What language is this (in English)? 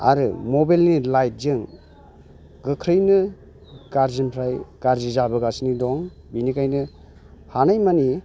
Bodo